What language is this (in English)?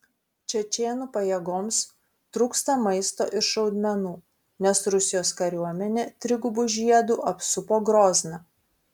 Lithuanian